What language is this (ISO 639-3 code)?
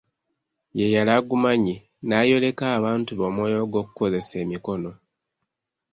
lug